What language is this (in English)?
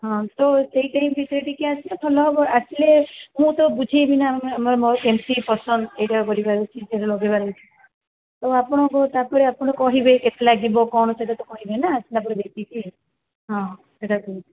Odia